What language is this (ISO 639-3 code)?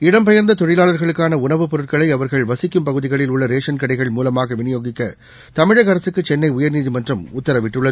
tam